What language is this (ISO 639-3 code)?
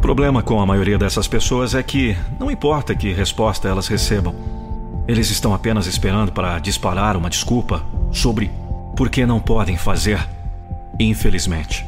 por